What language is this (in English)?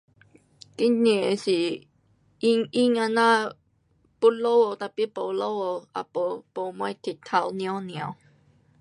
Pu-Xian Chinese